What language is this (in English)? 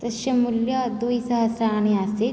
Sanskrit